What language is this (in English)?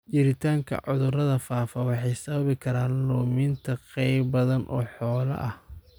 Somali